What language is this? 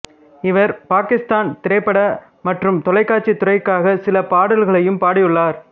Tamil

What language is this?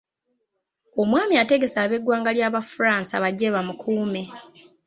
Ganda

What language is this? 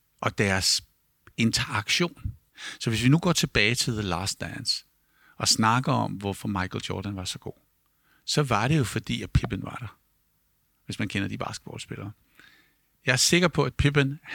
Danish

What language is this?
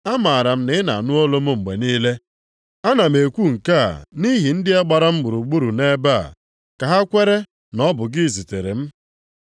Igbo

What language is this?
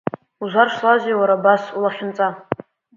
Abkhazian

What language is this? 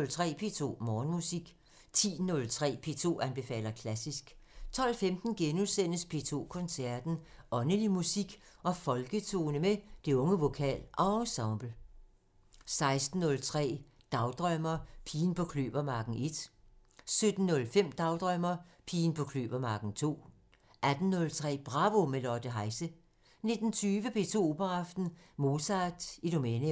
Danish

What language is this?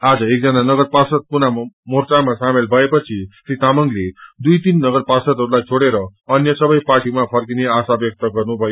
Nepali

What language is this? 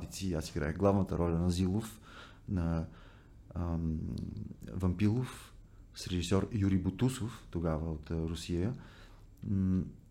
Bulgarian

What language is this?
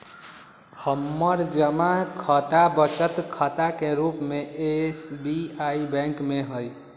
Magahi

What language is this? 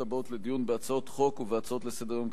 Hebrew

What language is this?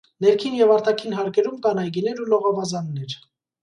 Armenian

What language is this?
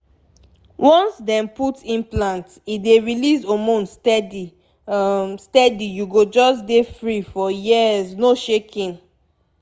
Nigerian Pidgin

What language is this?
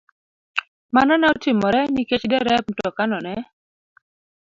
Luo (Kenya and Tanzania)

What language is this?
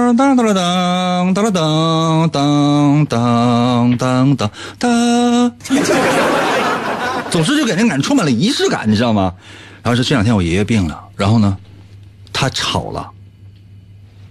Chinese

